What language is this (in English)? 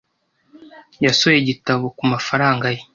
Kinyarwanda